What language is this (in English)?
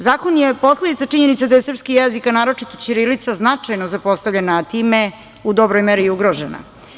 Serbian